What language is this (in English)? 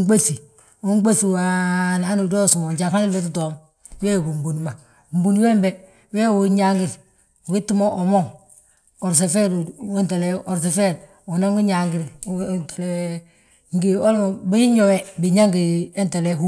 Balanta-Ganja